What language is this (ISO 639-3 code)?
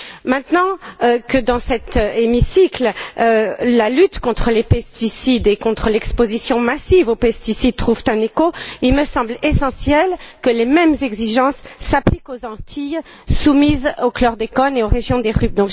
fra